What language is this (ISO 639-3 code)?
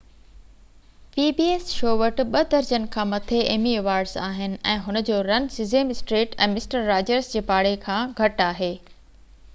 snd